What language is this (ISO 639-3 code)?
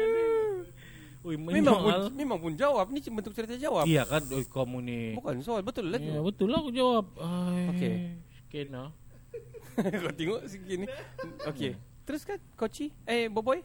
msa